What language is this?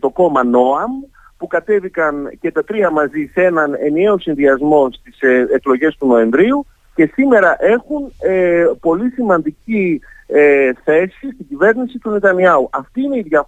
Greek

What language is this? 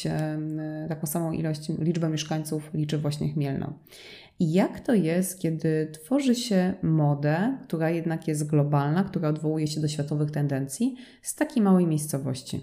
Polish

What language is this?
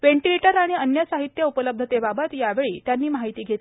Marathi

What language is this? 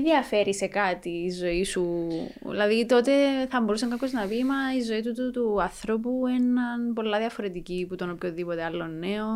Greek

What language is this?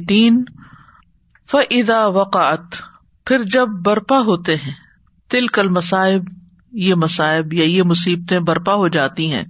Urdu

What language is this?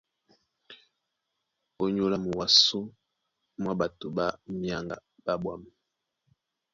Duala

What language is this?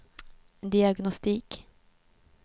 Swedish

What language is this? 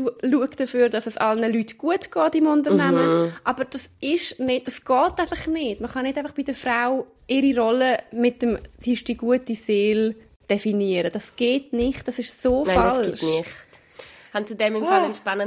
German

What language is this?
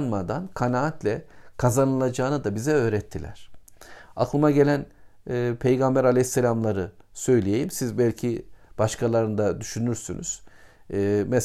Turkish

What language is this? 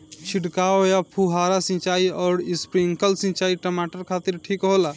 Bhojpuri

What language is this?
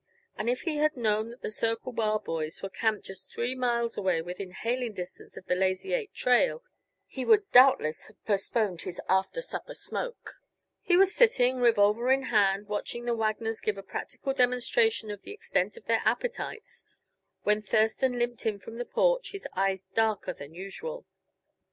English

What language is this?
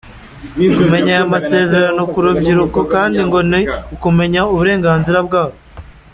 Kinyarwanda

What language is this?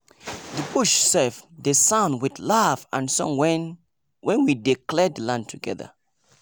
Nigerian Pidgin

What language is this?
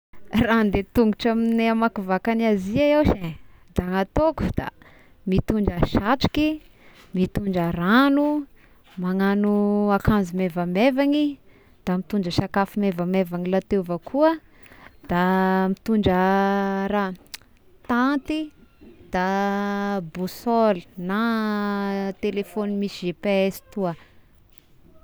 Tesaka Malagasy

